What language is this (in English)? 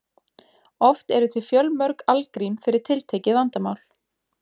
Icelandic